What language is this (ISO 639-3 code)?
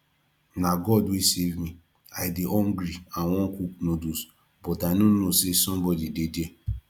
pcm